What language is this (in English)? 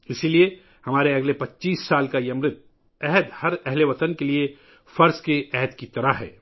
Urdu